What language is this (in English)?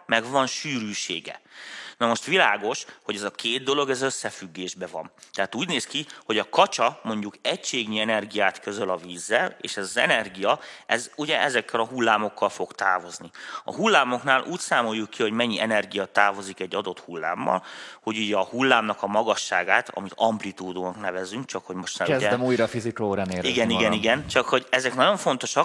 Hungarian